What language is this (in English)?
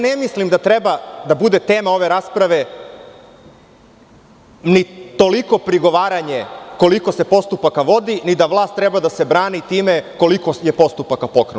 Serbian